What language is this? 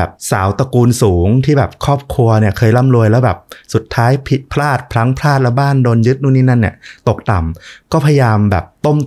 Thai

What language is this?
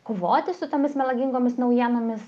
Lithuanian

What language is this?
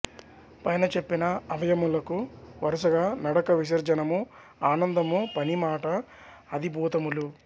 Telugu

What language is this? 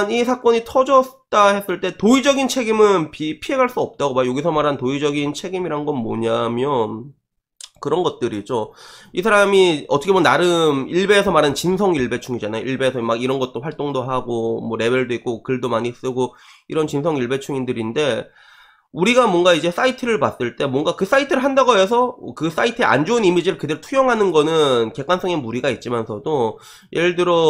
Korean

